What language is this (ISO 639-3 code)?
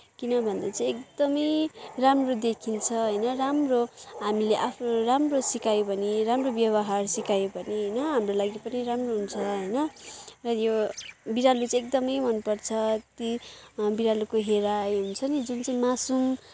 nep